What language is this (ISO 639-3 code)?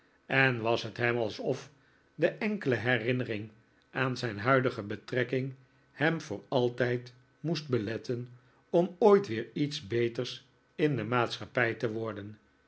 nld